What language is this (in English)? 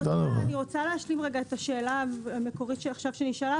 Hebrew